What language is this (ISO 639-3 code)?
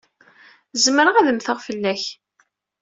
kab